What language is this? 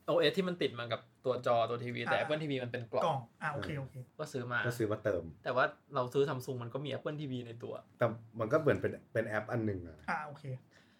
Thai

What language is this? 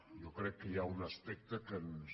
Catalan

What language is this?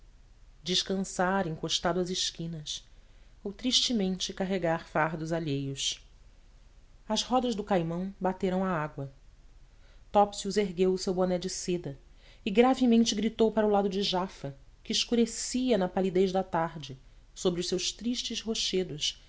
Portuguese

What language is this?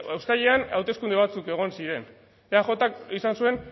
Basque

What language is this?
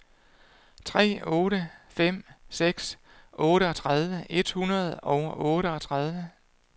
Danish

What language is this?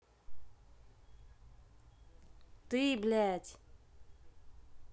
Russian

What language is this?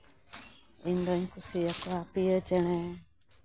Santali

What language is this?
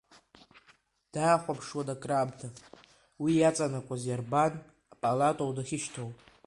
Abkhazian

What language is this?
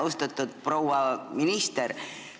Estonian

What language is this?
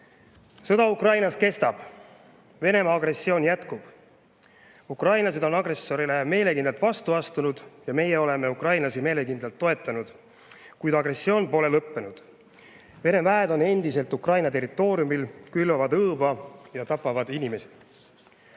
Estonian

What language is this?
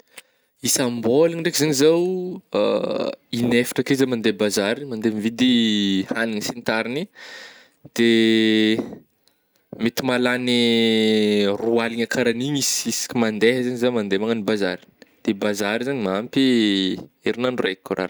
Northern Betsimisaraka Malagasy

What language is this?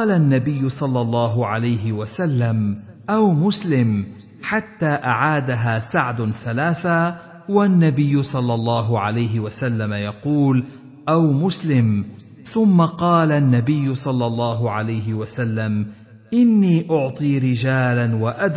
Arabic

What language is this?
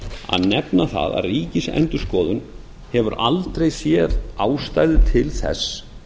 Icelandic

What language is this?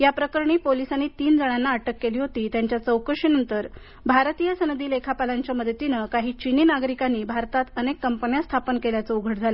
Marathi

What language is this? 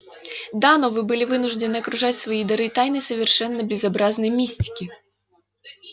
Russian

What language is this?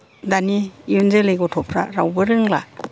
Bodo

